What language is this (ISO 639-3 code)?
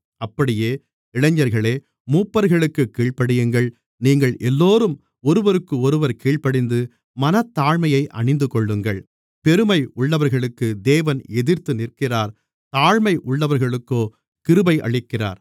tam